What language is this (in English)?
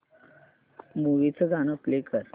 Marathi